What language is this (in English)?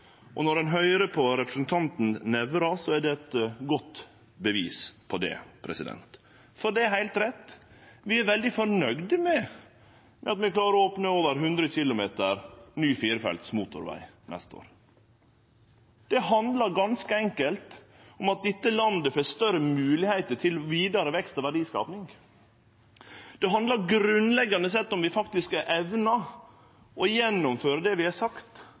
Norwegian Nynorsk